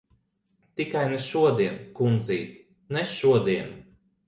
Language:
Latvian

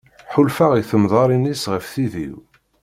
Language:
Kabyle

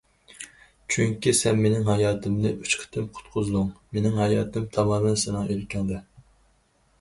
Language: Uyghur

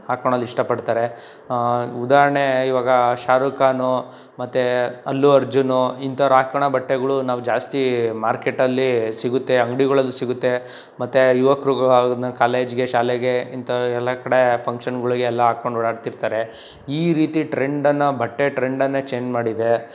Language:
Kannada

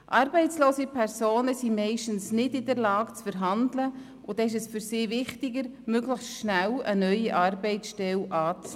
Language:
Swiss German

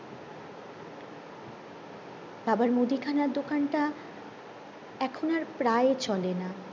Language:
Bangla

